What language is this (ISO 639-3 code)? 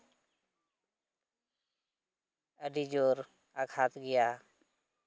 sat